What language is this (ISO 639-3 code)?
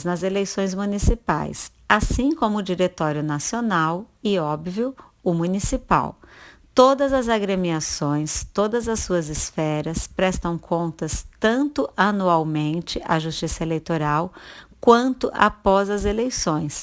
por